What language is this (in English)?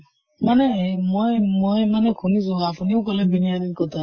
Assamese